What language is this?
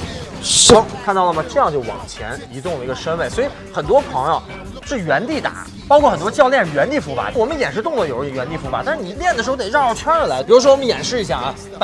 Chinese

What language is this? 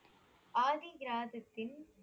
Tamil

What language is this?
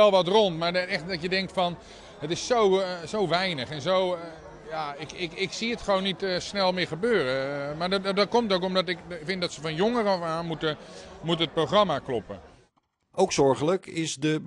Dutch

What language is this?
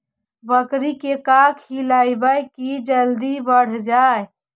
Magahi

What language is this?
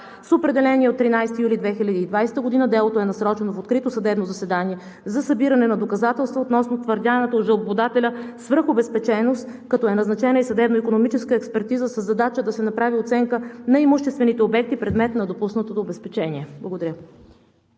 Bulgarian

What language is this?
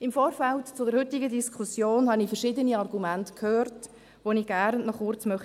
Swiss German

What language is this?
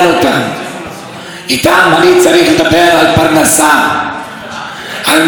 Hebrew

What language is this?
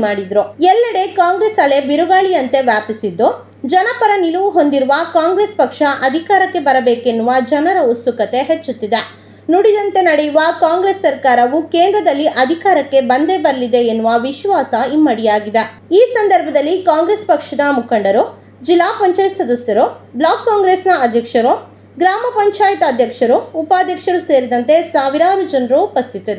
Kannada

